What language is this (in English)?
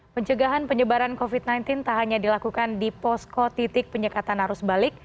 Indonesian